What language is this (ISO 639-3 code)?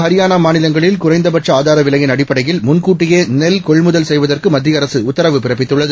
tam